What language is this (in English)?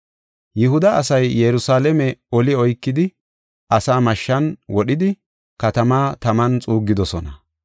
Gofa